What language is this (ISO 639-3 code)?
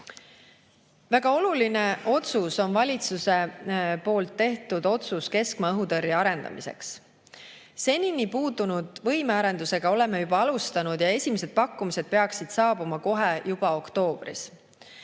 est